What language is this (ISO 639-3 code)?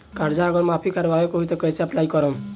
bho